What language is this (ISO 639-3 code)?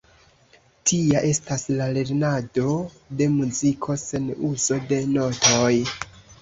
epo